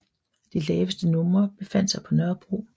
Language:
Danish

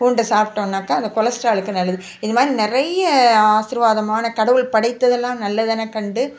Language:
Tamil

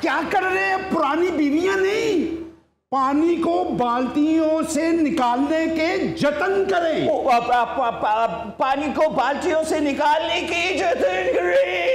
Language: Hindi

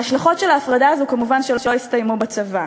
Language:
Hebrew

